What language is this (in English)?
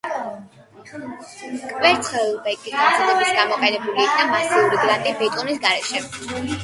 Georgian